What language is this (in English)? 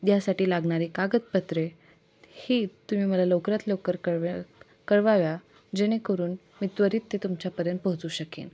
Marathi